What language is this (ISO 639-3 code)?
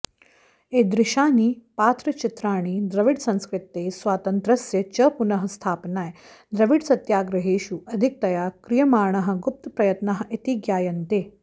san